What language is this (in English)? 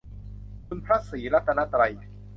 Thai